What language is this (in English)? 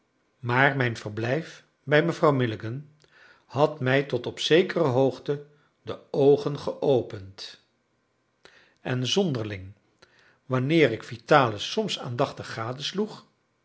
Dutch